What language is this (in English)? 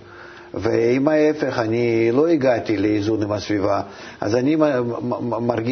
Hebrew